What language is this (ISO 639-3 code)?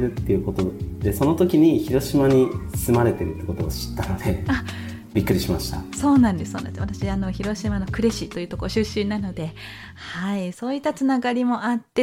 jpn